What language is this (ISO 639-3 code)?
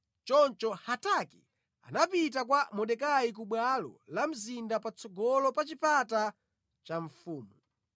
nya